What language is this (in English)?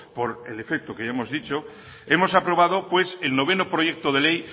Spanish